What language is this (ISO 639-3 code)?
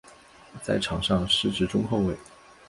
zho